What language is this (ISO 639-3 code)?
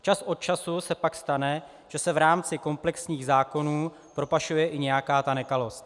ces